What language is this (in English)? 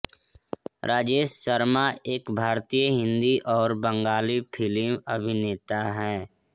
Hindi